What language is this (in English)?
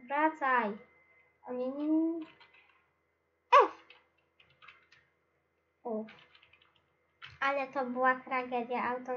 Polish